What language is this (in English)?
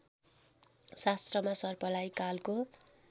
Nepali